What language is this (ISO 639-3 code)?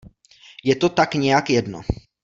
ces